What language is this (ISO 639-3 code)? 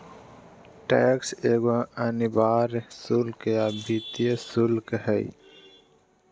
mag